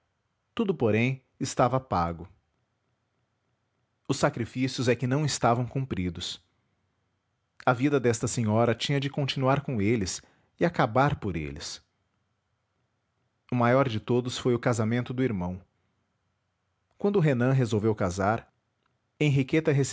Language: Portuguese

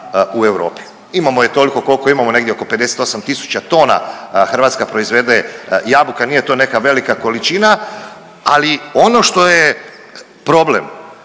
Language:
Croatian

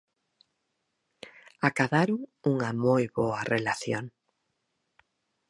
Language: Galician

